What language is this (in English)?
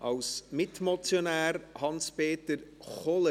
Swiss German